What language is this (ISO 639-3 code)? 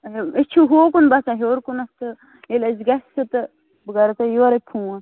kas